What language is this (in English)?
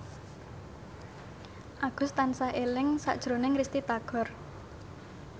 Javanese